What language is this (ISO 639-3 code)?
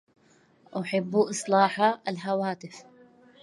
ara